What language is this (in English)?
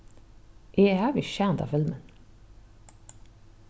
Faroese